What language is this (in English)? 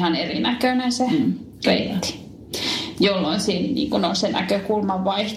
Finnish